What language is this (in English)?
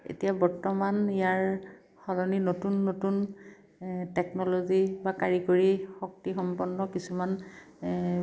Assamese